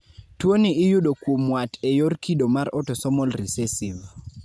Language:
Luo (Kenya and Tanzania)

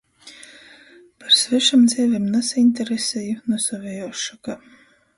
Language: Latgalian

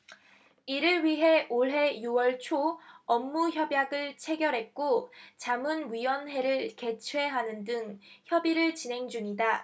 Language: Korean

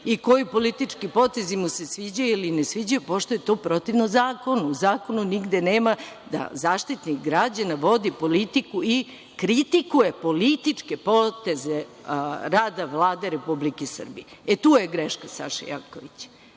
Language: Serbian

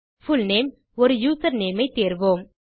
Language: Tamil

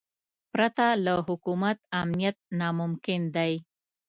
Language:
Pashto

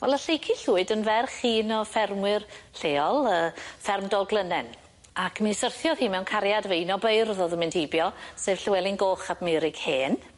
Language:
Welsh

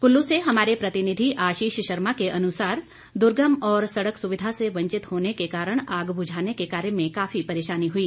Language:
Hindi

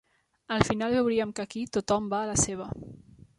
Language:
Catalan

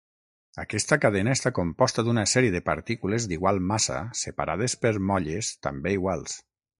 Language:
Catalan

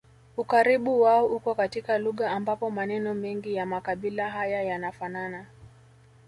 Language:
Swahili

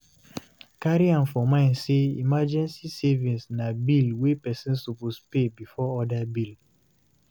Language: Nigerian Pidgin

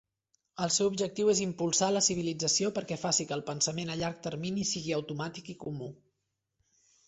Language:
Catalan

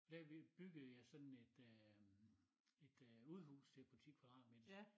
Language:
Danish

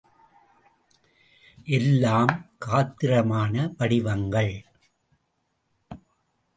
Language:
Tamil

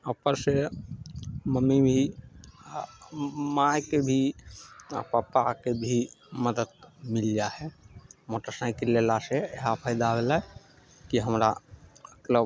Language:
Maithili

